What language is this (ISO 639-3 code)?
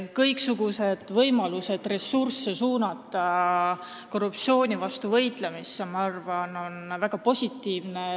est